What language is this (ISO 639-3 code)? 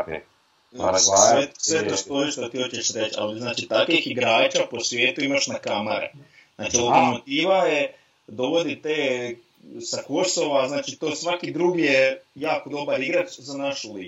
hrv